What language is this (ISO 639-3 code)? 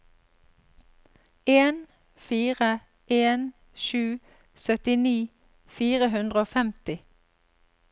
nor